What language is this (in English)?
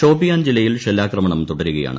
Malayalam